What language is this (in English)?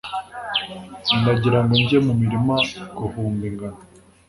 Kinyarwanda